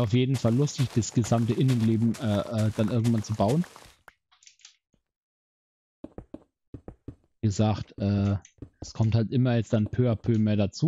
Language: German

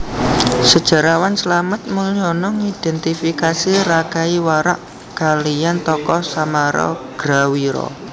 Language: Javanese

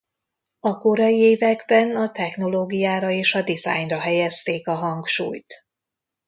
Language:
Hungarian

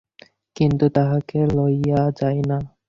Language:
Bangla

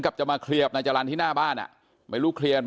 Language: Thai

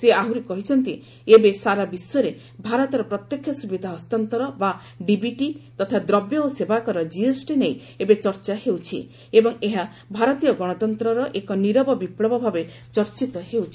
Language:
Odia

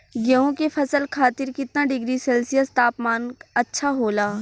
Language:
Bhojpuri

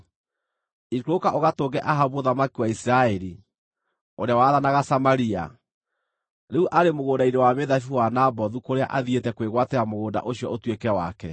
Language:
Kikuyu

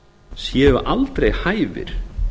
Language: Icelandic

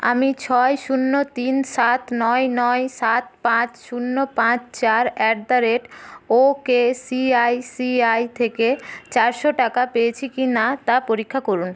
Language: Bangla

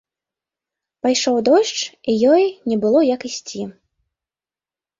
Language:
Belarusian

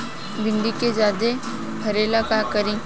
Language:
Bhojpuri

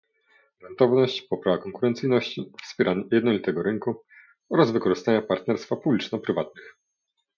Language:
Polish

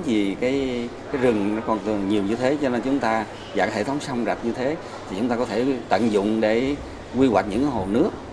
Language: Vietnamese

